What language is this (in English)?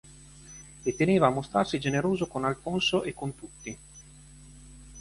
Italian